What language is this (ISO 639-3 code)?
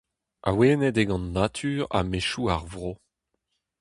bre